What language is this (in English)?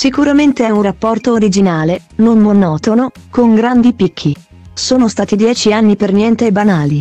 Italian